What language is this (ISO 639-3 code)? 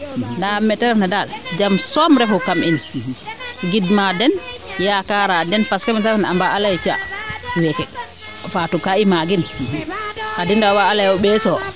srr